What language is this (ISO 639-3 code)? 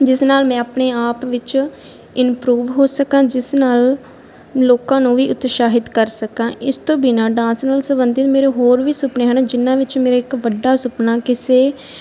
pan